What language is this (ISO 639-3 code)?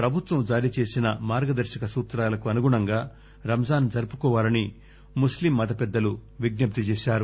tel